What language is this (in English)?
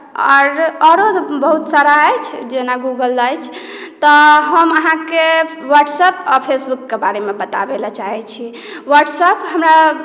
Maithili